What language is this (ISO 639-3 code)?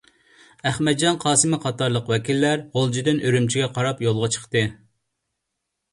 uig